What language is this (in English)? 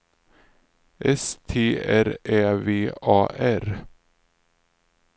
Swedish